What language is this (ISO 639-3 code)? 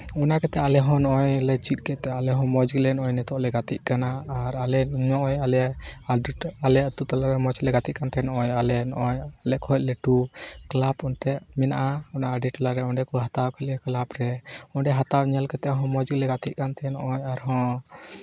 sat